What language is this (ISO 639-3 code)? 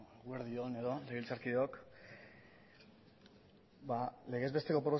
eus